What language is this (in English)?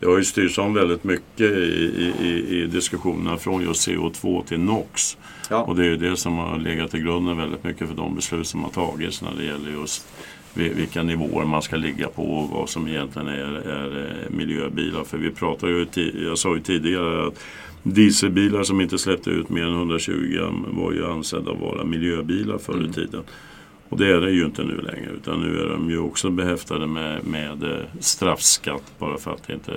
Swedish